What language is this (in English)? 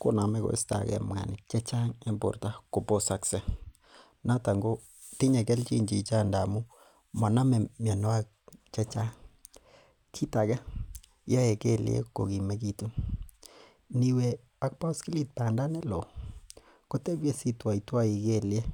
Kalenjin